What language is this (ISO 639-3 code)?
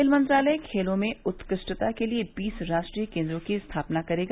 hin